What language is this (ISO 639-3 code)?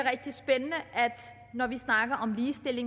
dan